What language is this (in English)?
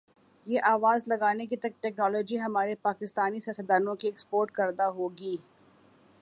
Urdu